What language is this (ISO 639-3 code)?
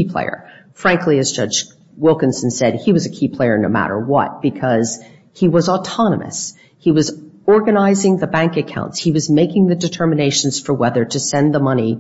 eng